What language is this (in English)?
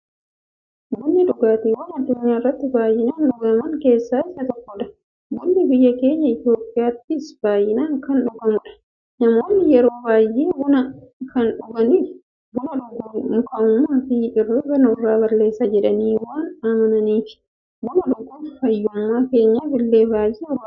Oromo